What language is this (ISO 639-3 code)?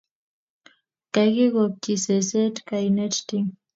kln